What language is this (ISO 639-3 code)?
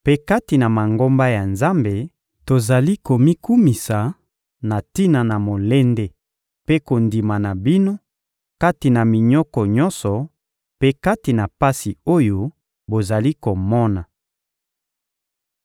lin